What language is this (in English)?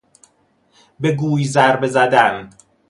Persian